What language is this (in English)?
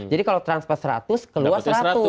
Indonesian